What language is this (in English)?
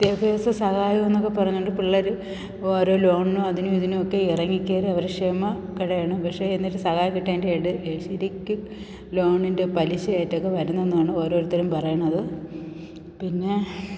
Malayalam